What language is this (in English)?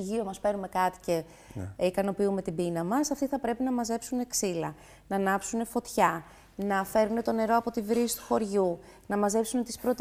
Greek